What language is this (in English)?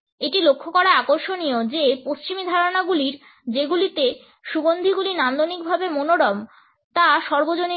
Bangla